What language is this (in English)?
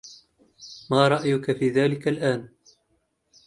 Arabic